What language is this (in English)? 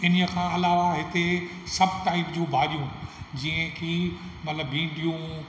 Sindhi